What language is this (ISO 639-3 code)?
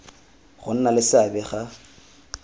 tsn